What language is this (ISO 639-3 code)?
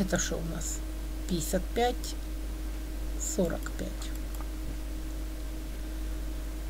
rus